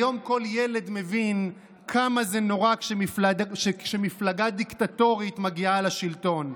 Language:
Hebrew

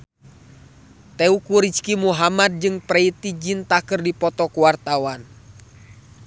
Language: Sundanese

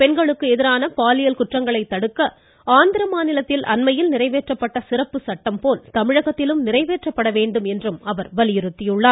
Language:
Tamil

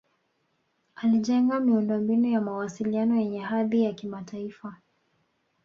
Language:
Swahili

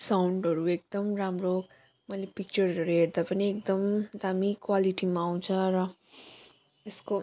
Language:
Nepali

